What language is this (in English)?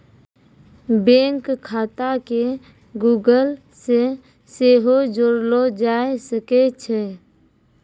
Maithili